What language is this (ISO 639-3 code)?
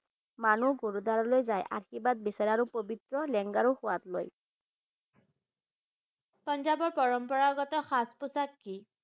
asm